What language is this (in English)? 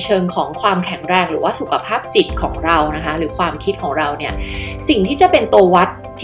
Thai